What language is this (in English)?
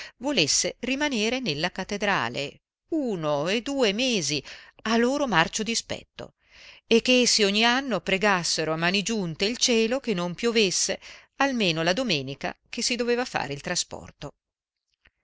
Italian